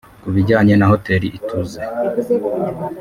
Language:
Kinyarwanda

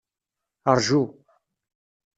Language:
Kabyle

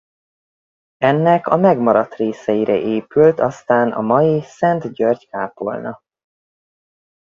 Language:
Hungarian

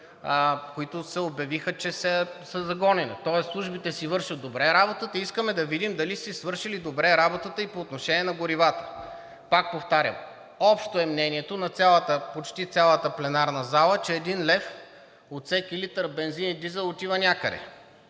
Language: Bulgarian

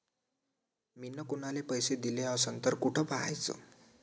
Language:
Marathi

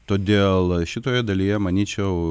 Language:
Lithuanian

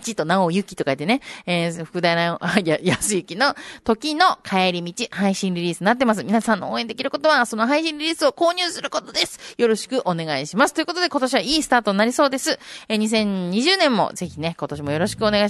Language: Japanese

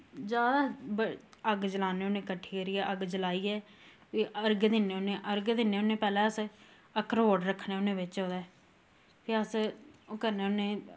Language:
Dogri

